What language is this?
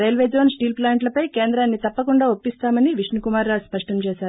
Telugu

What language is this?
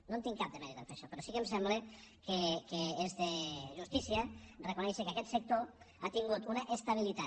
Catalan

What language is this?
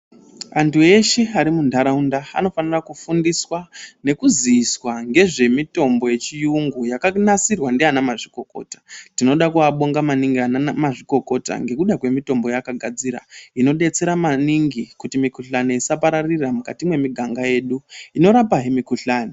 Ndau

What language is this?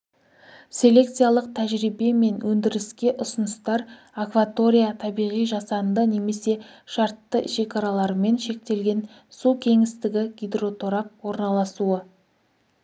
Kazakh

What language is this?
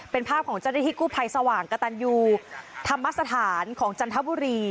Thai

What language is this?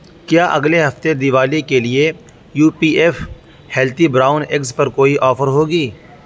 Urdu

